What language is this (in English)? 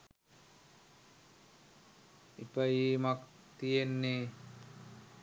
Sinhala